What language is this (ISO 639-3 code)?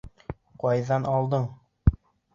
bak